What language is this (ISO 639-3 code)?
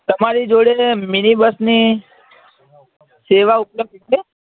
guj